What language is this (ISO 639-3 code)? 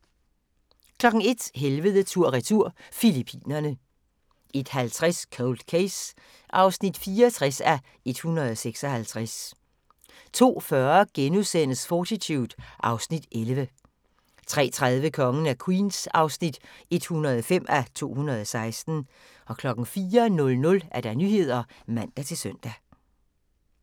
dan